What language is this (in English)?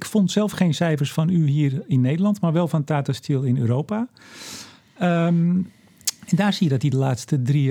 Dutch